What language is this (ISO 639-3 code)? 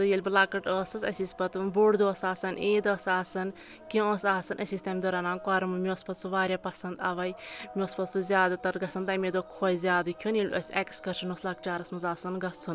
kas